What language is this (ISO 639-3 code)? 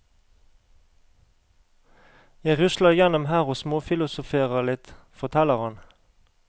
nor